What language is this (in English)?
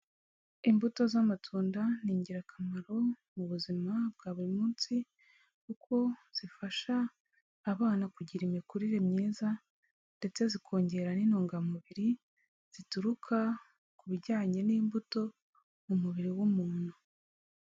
Kinyarwanda